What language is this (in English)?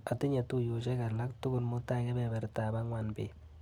Kalenjin